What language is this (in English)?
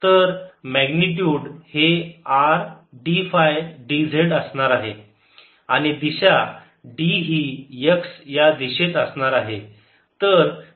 Marathi